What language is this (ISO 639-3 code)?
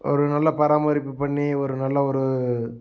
tam